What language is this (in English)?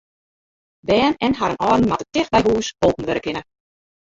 Western Frisian